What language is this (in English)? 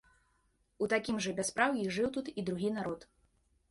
Belarusian